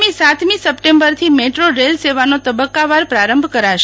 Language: Gujarati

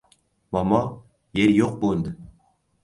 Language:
Uzbek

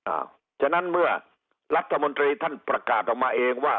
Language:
Thai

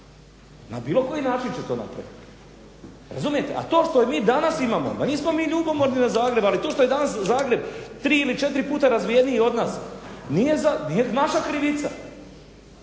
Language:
Croatian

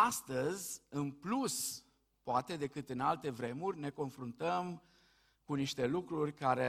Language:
Romanian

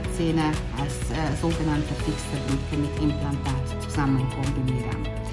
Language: German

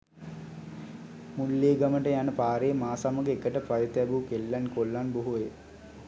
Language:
Sinhala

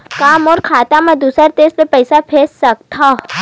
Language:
Chhattisgarhi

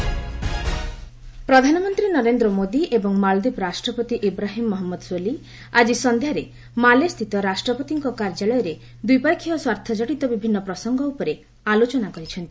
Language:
Odia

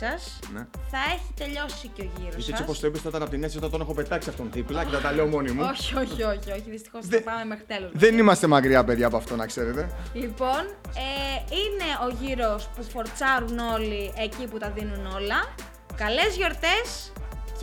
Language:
Greek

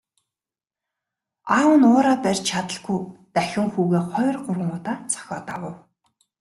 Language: Mongolian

